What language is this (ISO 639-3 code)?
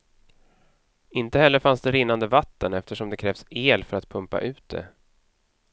swe